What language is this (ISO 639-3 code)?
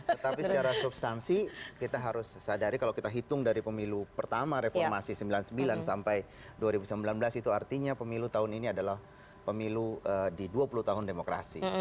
ind